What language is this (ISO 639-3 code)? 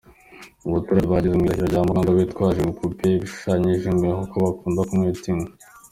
kin